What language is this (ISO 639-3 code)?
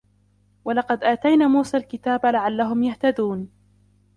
ara